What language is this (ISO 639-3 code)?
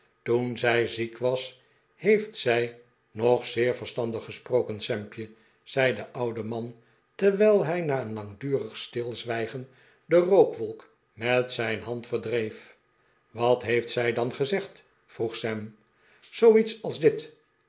nld